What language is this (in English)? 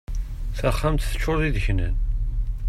Kabyle